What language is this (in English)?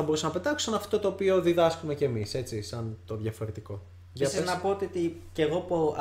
Greek